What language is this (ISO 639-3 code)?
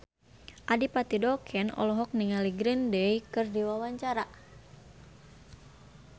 sun